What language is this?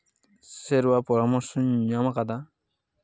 Santali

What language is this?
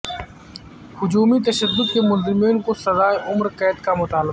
Urdu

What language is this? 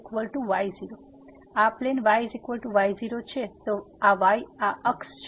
Gujarati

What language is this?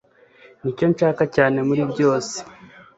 Kinyarwanda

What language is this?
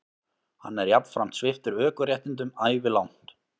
Icelandic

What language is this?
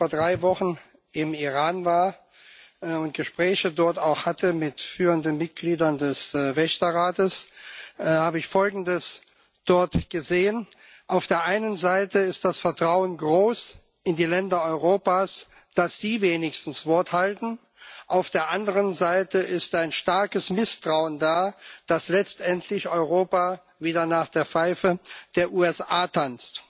German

